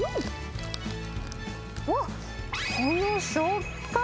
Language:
Japanese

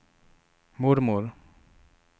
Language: Swedish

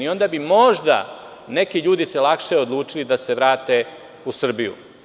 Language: Serbian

